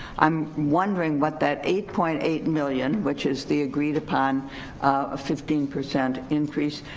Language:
English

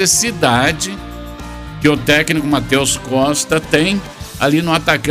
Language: Portuguese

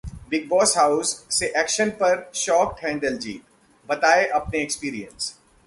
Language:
Hindi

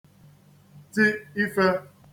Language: Igbo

